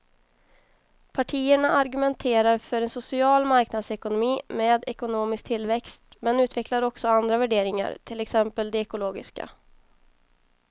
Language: Swedish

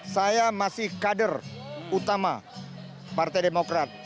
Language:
Indonesian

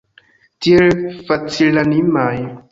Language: Esperanto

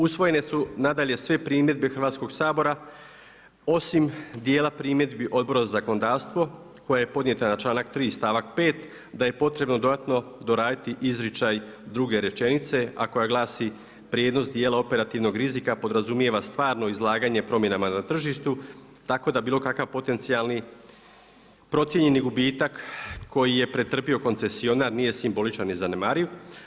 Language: Croatian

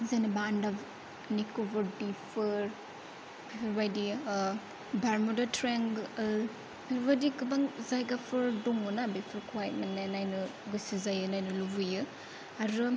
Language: Bodo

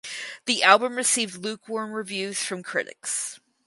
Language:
English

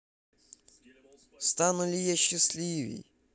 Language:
Russian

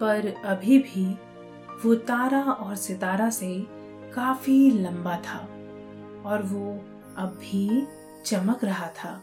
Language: Hindi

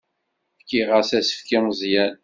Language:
Kabyle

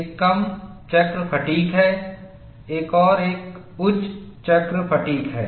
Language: Hindi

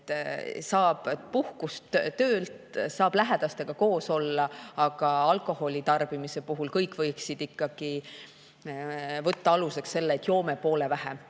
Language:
Estonian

